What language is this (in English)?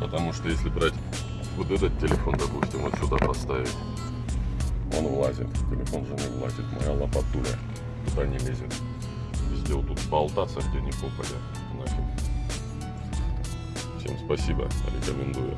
Russian